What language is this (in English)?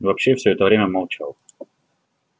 Russian